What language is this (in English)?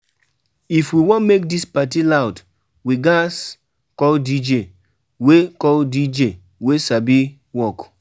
Nigerian Pidgin